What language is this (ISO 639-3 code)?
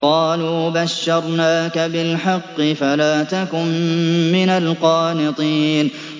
ara